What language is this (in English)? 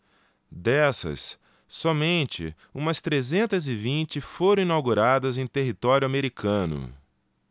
Portuguese